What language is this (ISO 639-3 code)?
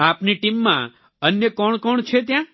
guj